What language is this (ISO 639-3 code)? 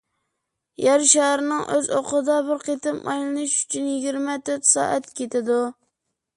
uig